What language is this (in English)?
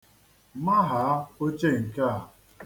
Igbo